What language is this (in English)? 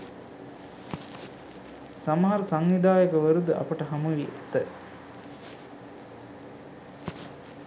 Sinhala